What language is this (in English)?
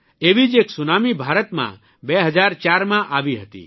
Gujarati